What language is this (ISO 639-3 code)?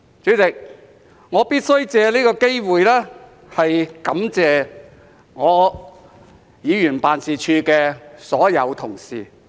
yue